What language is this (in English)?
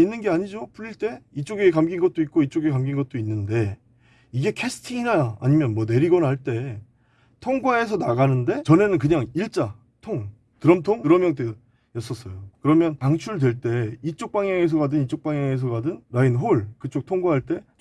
Korean